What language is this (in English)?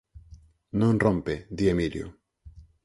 Galician